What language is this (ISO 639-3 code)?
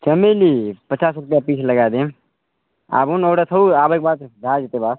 mai